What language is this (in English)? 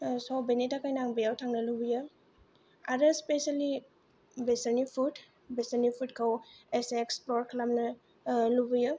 Bodo